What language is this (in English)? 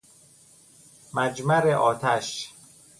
Persian